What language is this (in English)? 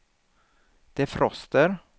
Swedish